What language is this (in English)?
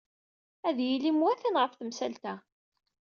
Kabyle